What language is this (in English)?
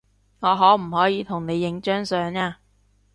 Cantonese